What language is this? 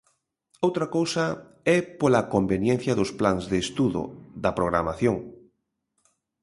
Galician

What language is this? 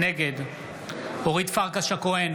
Hebrew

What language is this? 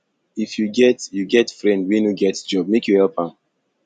Nigerian Pidgin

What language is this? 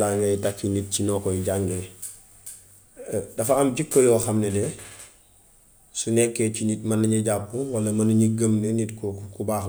Gambian Wolof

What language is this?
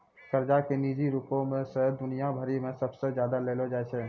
Maithili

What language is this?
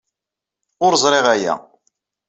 Kabyle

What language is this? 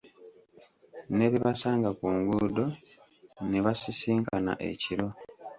Ganda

